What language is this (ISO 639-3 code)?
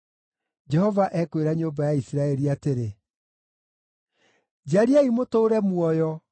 kik